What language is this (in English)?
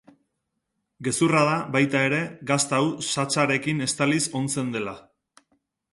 Basque